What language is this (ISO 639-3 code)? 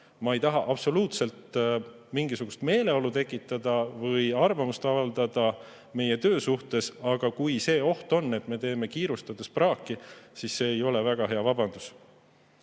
est